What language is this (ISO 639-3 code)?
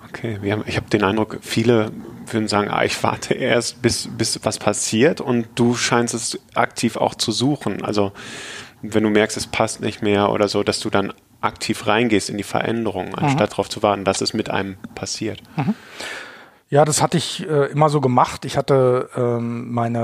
deu